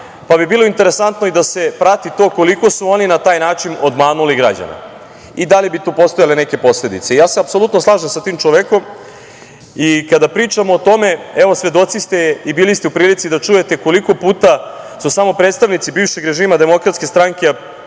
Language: Serbian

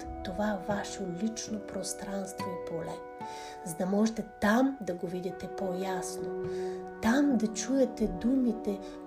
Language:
Bulgarian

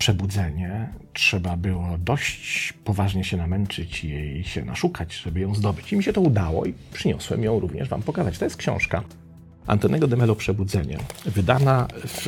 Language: Polish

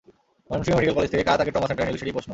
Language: Bangla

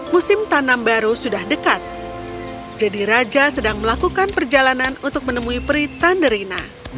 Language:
Indonesian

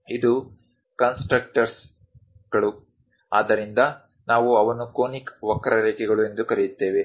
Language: Kannada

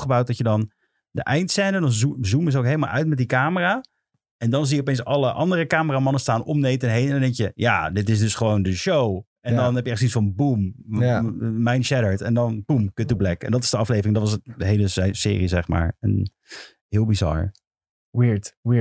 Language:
Dutch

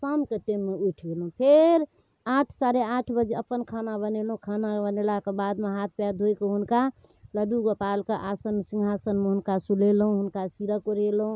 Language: Maithili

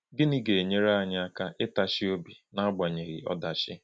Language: Igbo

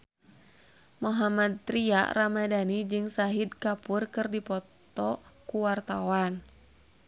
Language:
Sundanese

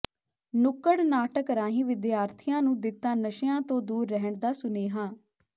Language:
Punjabi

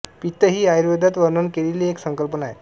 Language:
Marathi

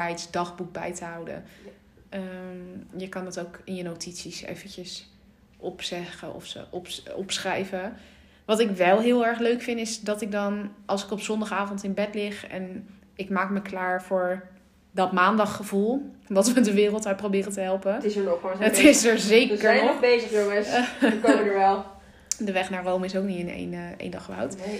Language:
Dutch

